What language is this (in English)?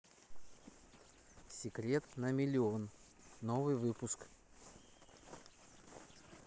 Russian